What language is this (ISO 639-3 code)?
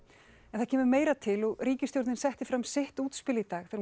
isl